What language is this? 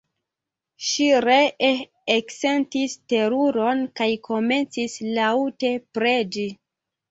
Esperanto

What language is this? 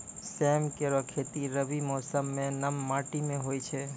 Maithili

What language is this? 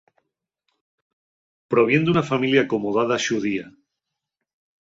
Asturian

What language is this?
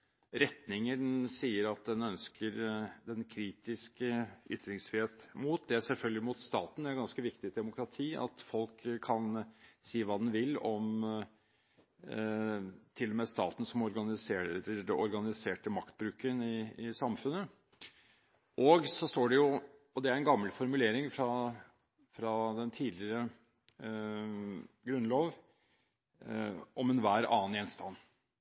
Norwegian Bokmål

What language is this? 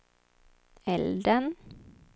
Swedish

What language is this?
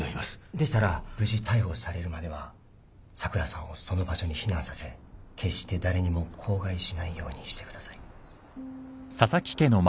Japanese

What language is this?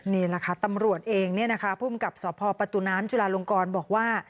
Thai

